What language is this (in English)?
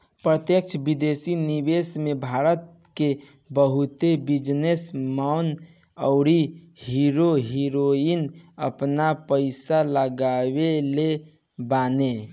Bhojpuri